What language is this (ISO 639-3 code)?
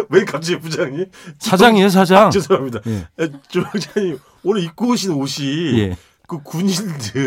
kor